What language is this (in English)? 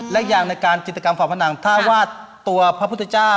Thai